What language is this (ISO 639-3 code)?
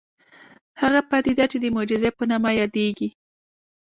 pus